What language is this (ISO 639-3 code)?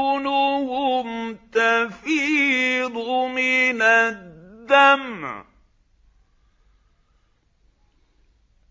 ara